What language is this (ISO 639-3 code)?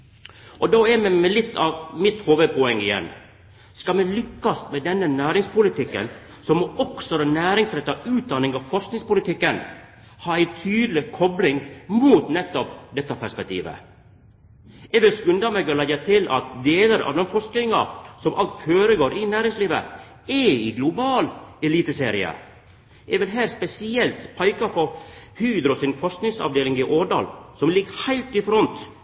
nno